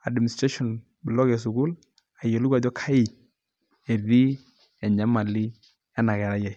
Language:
Masai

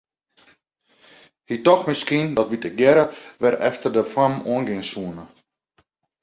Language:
Western Frisian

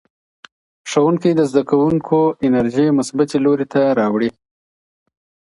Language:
Pashto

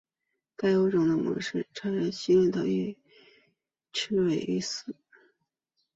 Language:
Chinese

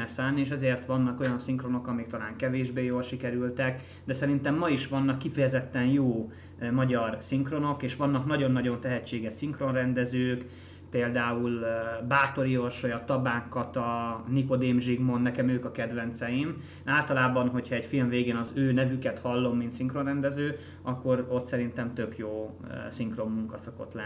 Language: Hungarian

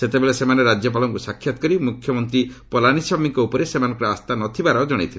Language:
Odia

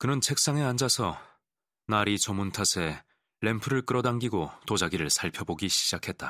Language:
Korean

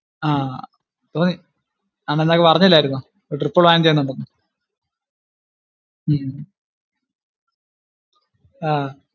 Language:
Malayalam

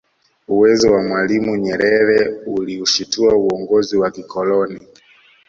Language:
Swahili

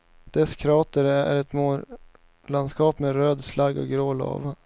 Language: Swedish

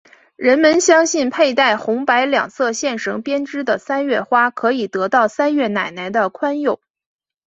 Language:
Chinese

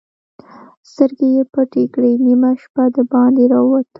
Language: Pashto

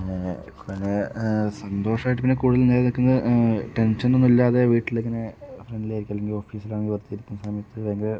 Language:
Malayalam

